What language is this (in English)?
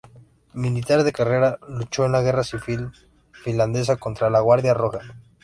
Spanish